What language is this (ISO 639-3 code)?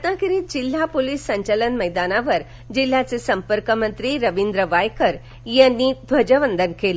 mar